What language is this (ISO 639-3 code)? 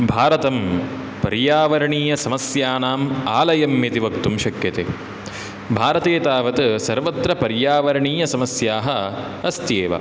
san